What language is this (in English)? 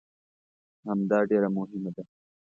Pashto